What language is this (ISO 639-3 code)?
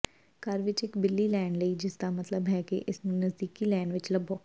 pan